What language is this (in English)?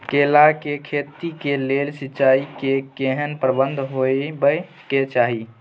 Maithili